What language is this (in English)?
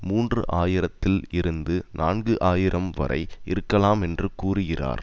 Tamil